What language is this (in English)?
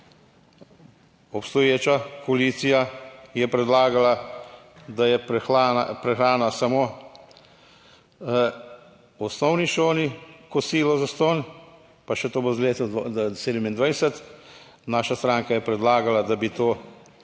Slovenian